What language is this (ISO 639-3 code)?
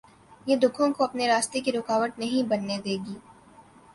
urd